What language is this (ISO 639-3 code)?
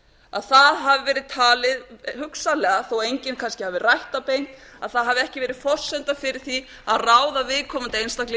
isl